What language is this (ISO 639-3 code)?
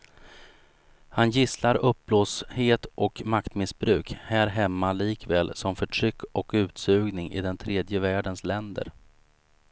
swe